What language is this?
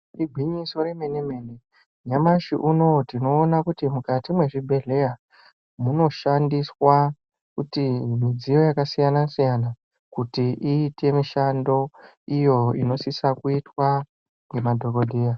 Ndau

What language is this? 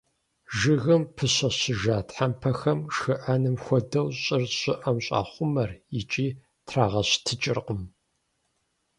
Kabardian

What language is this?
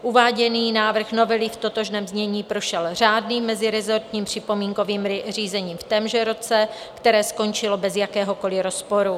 Czech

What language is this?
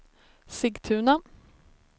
Swedish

